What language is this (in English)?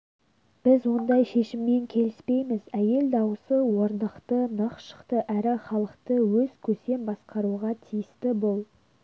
Kazakh